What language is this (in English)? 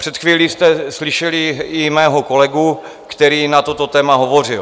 Czech